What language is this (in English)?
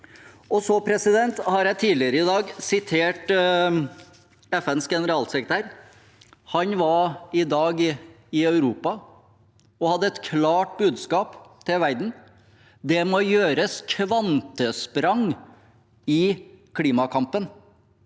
Norwegian